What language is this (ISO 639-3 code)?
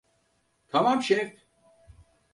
tur